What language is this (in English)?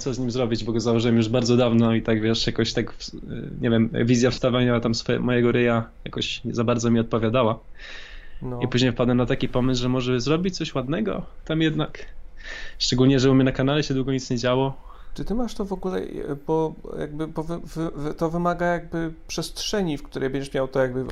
Polish